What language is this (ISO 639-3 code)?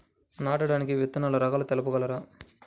tel